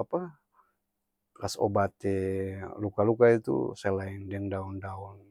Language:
Ambonese Malay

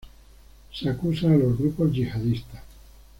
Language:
Spanish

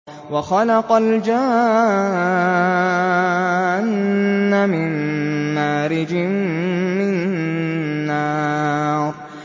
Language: Arabic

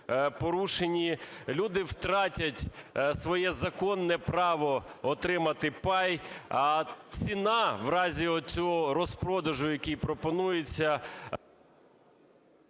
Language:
Ukrainian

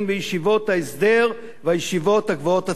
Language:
Hebrew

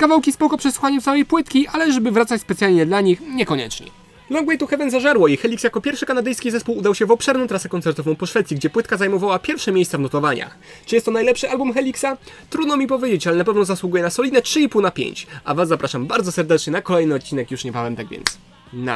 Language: Polish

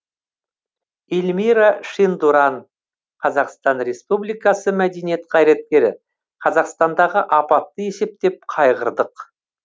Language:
Kazakh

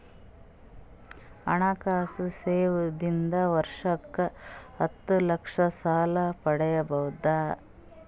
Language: Kannada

